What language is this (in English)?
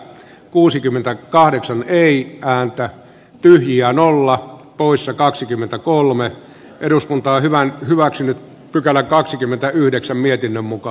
Finnish